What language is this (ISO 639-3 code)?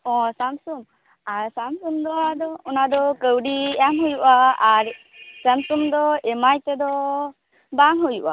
sat